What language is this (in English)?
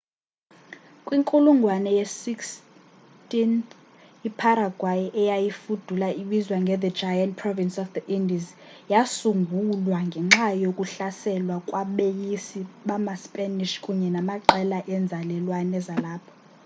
Xhosa